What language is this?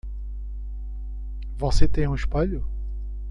Portuguese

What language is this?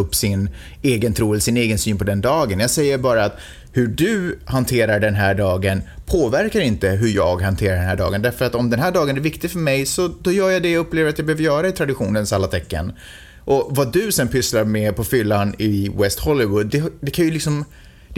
Swedish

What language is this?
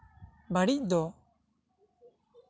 Santali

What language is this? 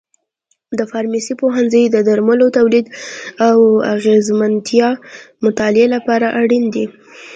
Pashto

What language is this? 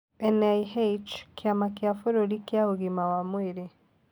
Kikuyu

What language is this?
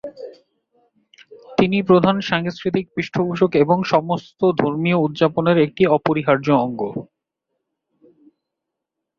Bangla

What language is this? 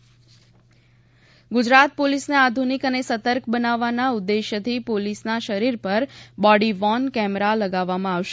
Gujarati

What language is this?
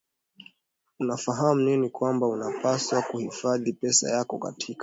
Swahili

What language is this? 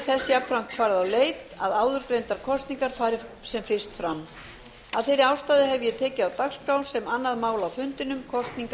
Icelandic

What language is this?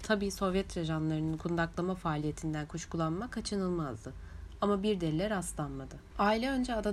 Turkish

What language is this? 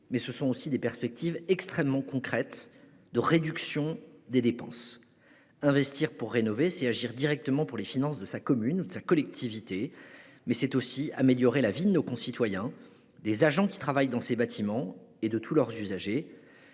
French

